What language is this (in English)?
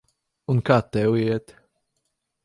Latvian